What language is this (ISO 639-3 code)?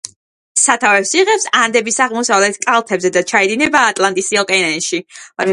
kat